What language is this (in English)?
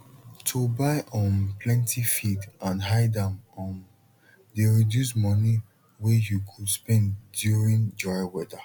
Nigerian Pidgin